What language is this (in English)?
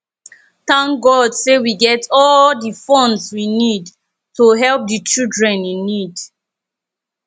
Nigerian Pidgin